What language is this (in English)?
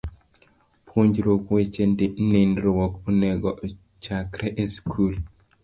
Luo (Kenya and Tanzania)